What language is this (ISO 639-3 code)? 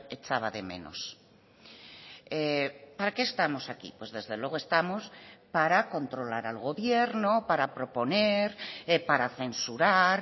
spa